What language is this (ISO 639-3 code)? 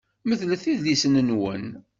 kab